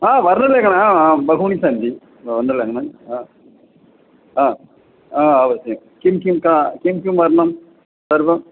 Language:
Sanskrit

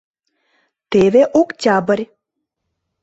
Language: Mari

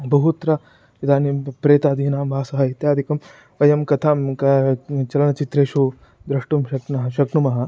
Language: Sanskrit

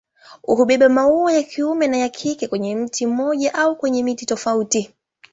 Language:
Swahili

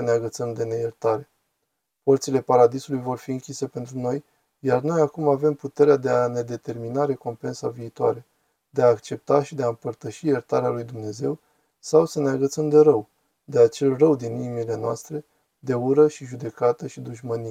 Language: Romanian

